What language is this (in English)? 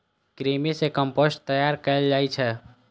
Maithili